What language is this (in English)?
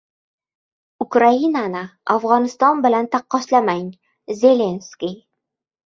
Uzbek